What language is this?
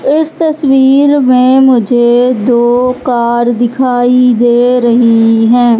Hindi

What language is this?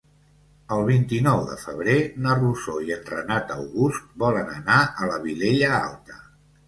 Catalan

